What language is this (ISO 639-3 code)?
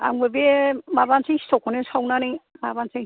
brx